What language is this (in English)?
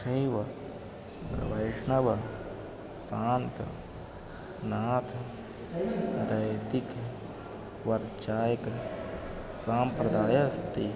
Sanskrit